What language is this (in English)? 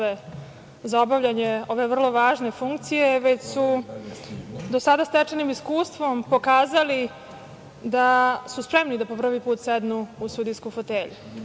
Serbian